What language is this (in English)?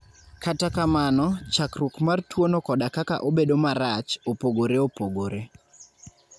Luo (Kenya and Tanzania)